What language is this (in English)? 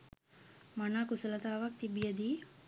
Sinhala